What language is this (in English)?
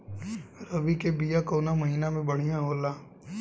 Bhojpuri